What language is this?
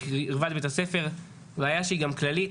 Hebrew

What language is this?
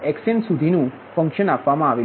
Gujarati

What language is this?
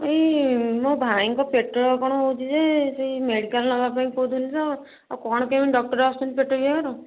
Odia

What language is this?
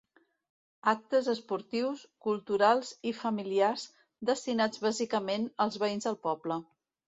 Catalan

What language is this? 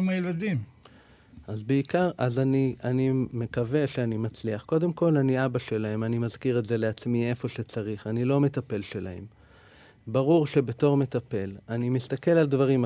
Hebrew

